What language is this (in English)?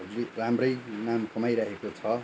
Nepali